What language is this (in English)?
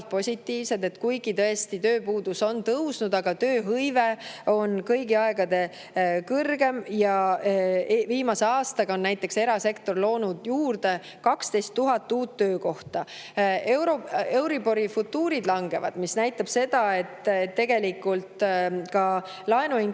Estonian